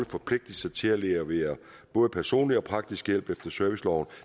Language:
Danish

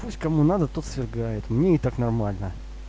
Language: Russian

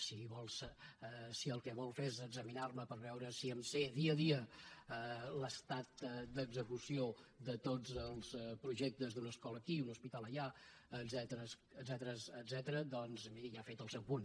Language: Catalan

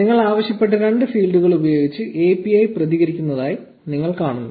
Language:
Malayalam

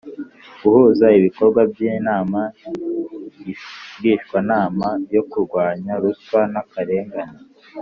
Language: Kinyarwanda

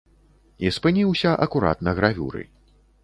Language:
Belarusian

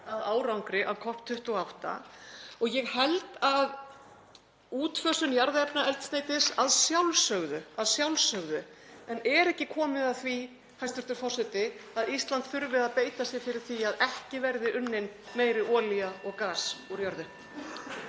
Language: Icelandic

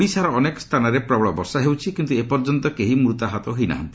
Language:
Odia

